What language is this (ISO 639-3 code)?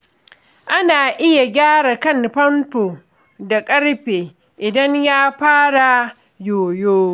hau